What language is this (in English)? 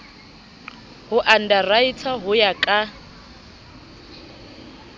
Southern Sotho